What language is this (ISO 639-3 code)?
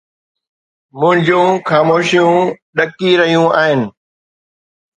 snd